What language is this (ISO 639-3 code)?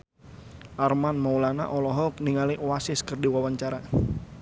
sun